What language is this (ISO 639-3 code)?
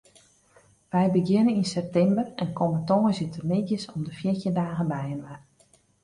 fry